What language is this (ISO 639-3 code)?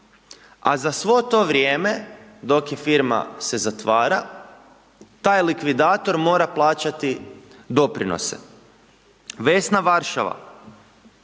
hrv